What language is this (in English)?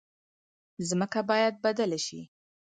Pashto